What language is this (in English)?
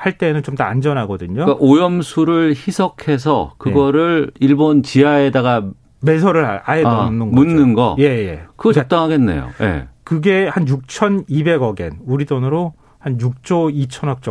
Korean